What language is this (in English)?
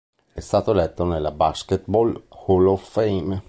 Italian